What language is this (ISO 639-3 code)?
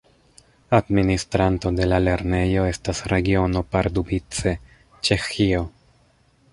epo